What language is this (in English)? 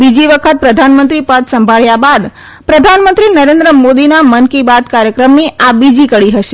Gujarati